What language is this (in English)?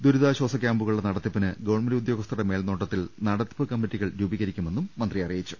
Malayalam